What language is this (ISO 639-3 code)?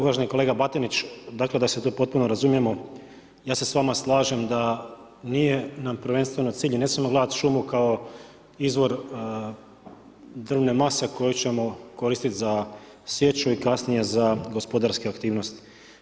hrv